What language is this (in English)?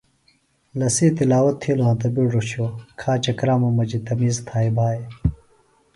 Phalura